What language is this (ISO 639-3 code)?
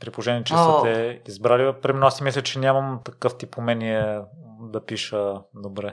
bul